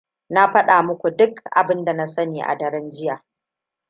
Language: Hausa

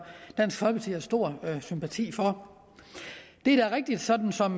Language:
Danish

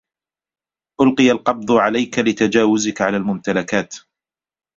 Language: Arabic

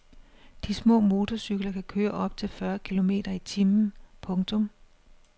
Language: Danish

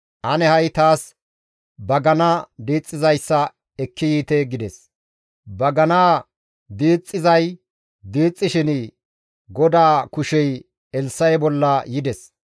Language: Gamo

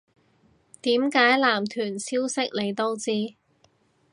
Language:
Cantonese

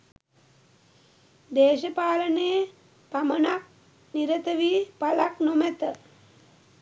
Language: Sinhala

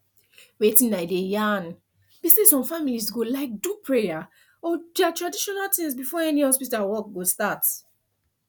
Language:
Nigerian Pidgin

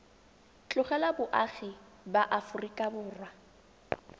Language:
Tswana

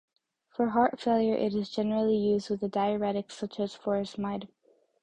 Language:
English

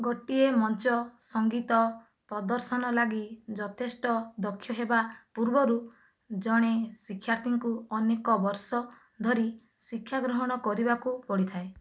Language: Odia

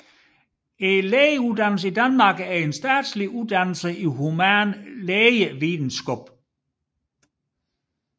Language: Danish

